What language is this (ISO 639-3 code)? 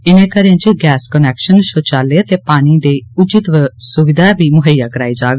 doi